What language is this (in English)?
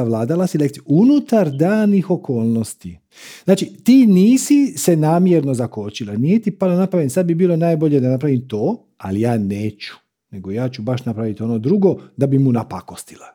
Croatian